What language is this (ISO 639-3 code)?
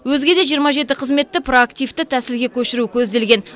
kaz